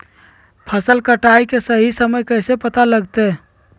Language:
Magahi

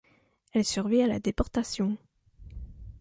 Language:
French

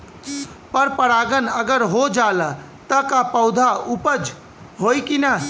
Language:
Bhojpuri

